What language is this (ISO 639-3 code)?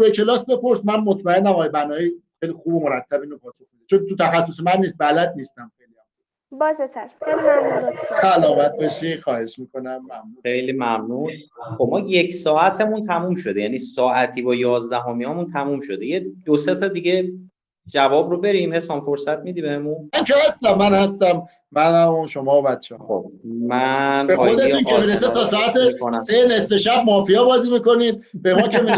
fas